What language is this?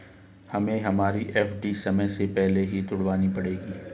Hindi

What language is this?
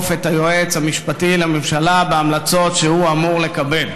Hebrew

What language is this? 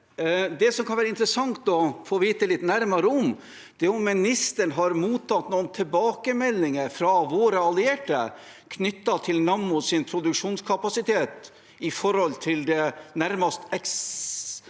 Norwegian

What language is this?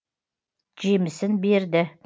Kazakh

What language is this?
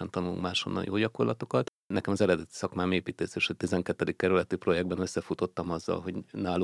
Hungarian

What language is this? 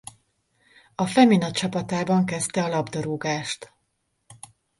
Hungarian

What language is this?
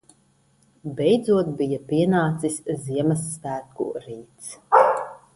Latvian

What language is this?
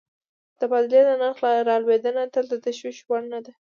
Pashto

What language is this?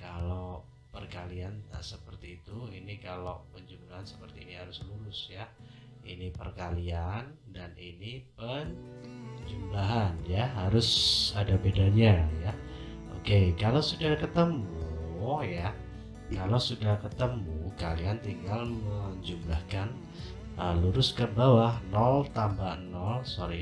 Indonesian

